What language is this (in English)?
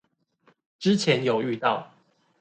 Chinese